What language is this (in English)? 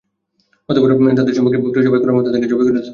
Bangla